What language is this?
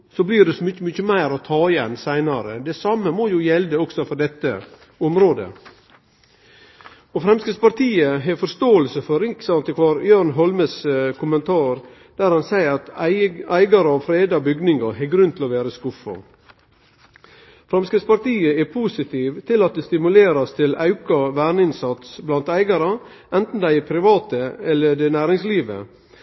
Norwegian Nynorsk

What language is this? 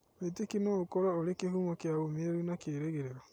Kikuyu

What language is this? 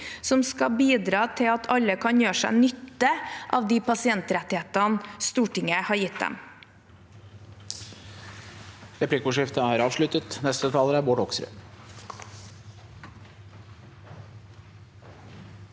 Norwegian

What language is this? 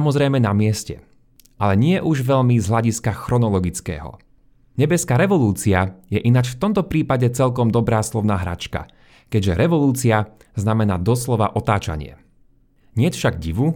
Slovak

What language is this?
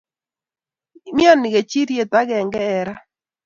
Kalenjin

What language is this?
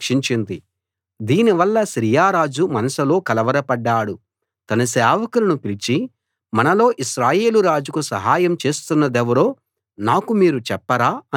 Telugu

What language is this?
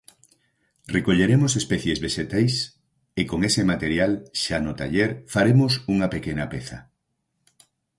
Galician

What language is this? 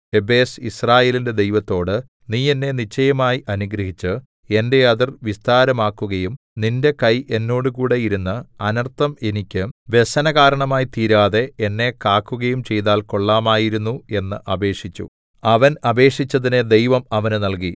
Malayalam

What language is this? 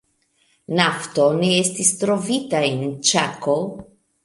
Esperanto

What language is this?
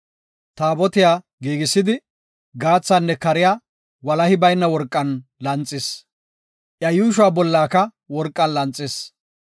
Gofa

